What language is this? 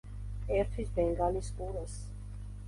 Georgian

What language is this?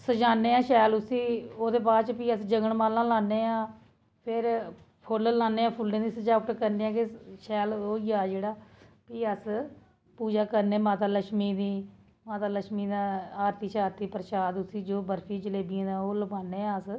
Dogri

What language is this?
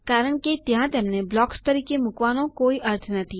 Gujarati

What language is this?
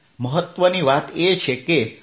Gujarati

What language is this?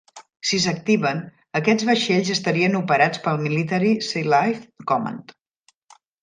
Catalan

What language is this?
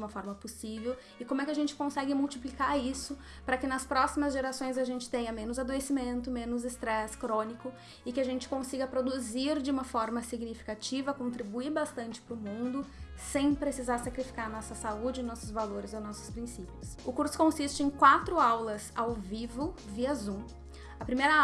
Portuguese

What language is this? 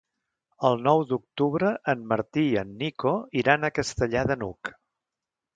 Catalan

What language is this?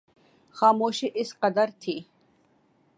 Urdu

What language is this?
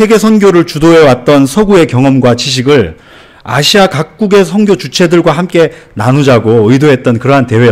Korean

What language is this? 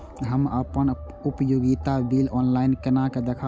Maithili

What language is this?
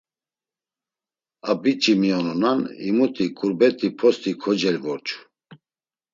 Laz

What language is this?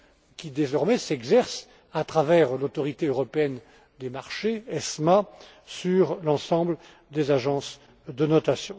French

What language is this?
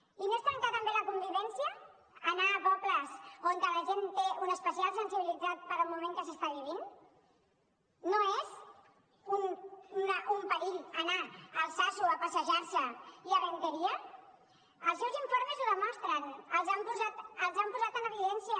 Catalan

